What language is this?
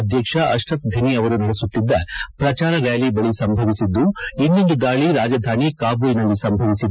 Kannada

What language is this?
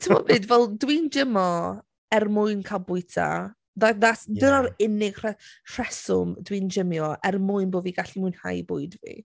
Welsh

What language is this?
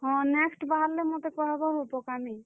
Odia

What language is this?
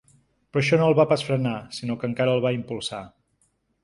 Catalan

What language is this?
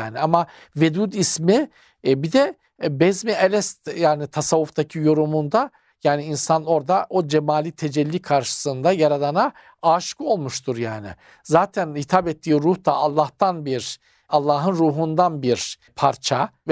Turkish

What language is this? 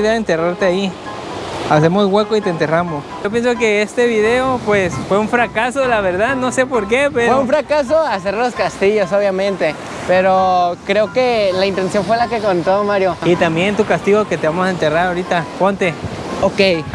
Spanish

